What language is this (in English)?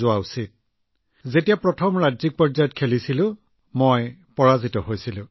Assamese